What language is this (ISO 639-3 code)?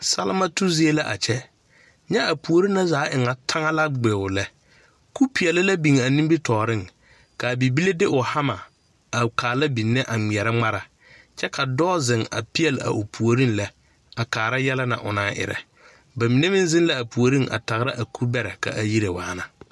dga